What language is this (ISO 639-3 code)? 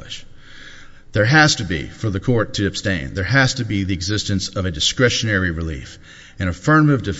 eng